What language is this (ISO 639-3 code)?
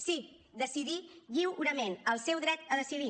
cat